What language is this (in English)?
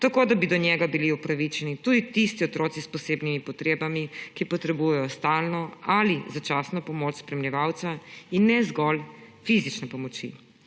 Slovenian